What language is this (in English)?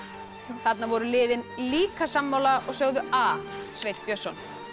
Icelandic